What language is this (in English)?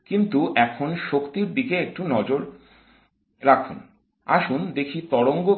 Bangla